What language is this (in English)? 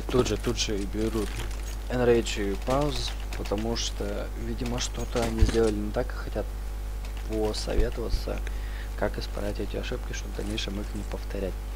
Russian